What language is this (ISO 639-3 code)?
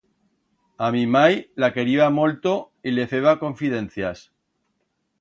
arg